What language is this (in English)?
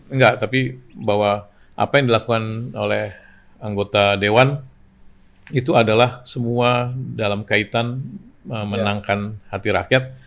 Indonesian